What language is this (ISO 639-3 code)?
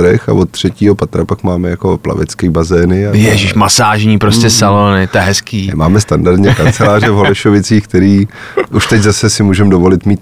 ces